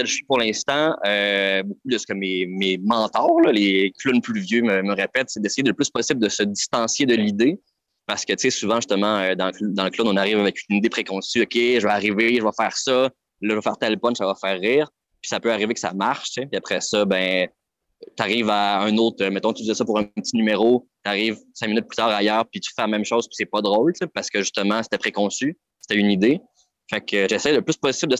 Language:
French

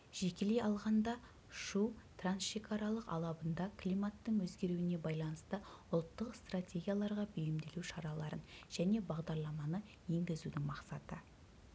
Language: Kazakh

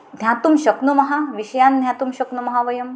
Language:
Sanskrit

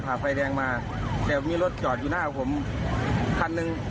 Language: Thai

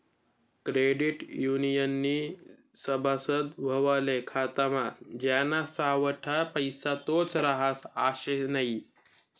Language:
Marathi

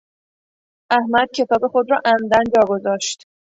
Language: Persian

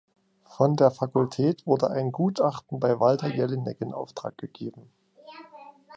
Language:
German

